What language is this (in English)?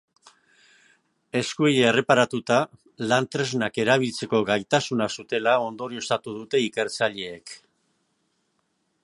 Basque